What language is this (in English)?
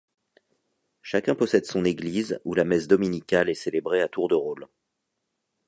French